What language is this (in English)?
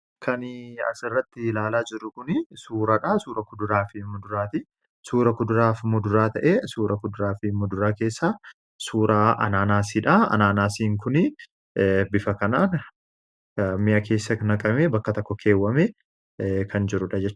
Oromo